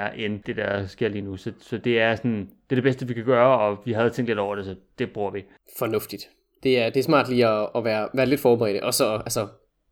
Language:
Danish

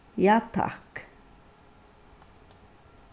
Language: Faroese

